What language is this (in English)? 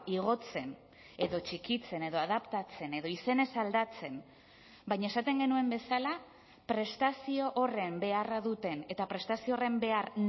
Basque